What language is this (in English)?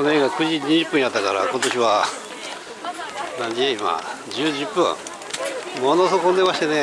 Japanese